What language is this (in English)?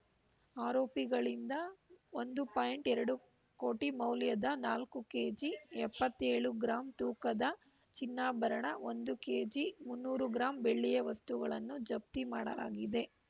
Kannada